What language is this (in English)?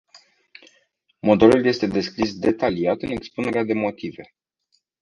Romanian